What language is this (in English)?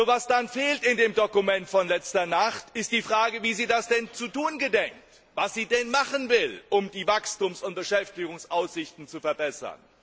German